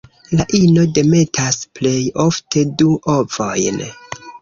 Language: Esperanto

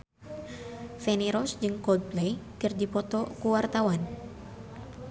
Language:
Sundanese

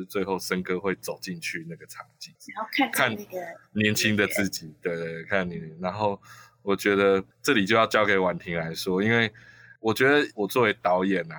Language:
Chinese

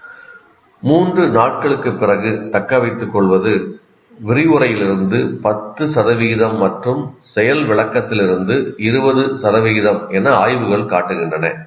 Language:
Tamil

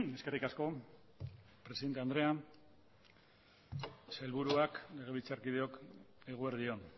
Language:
Basque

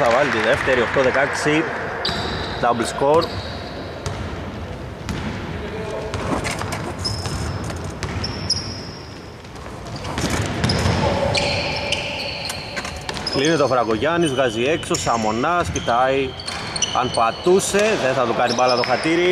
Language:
Greek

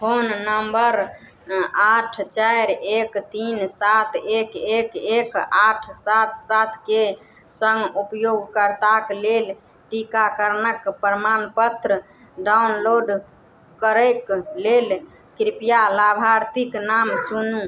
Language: Maithili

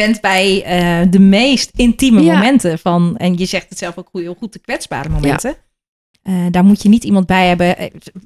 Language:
Dutch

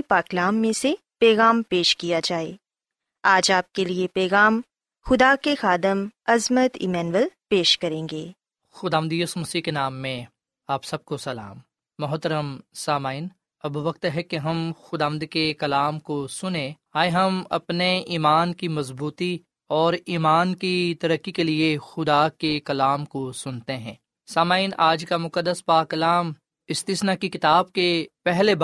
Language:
Urdu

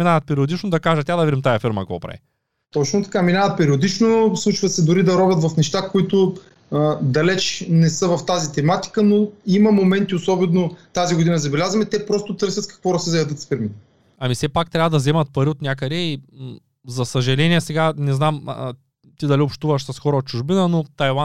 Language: Bulgarian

